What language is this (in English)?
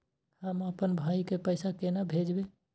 Maithili